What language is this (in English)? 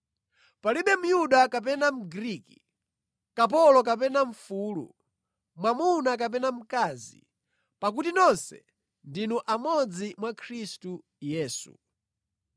Nyanja